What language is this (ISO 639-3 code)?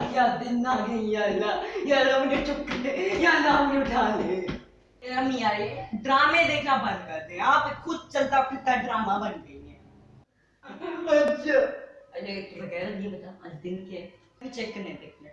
urd